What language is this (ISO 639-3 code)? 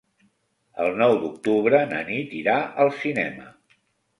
cat